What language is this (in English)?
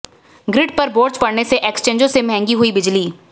Hindi